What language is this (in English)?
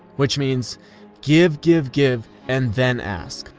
English